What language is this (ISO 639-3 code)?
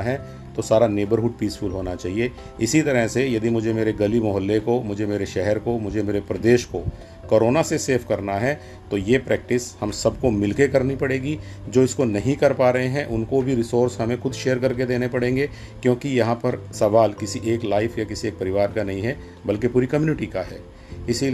hin